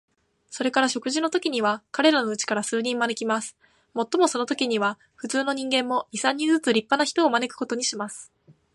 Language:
Japanese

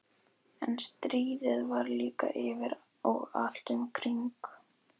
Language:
Icelandic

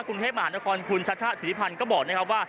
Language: Thai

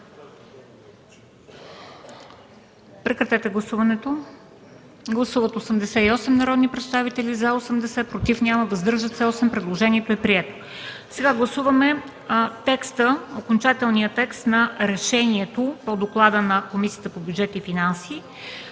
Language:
Bulgarian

